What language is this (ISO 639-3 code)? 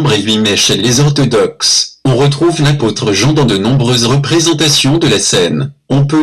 fra